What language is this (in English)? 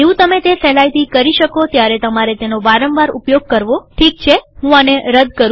Gujarati